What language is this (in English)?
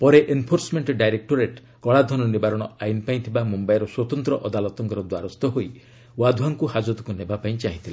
Odia